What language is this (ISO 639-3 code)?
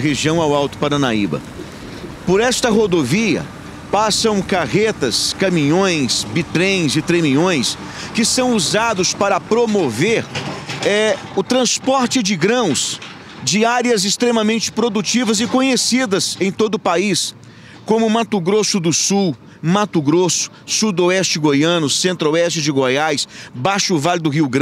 por